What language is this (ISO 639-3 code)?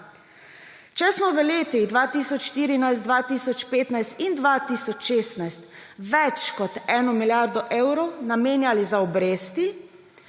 slv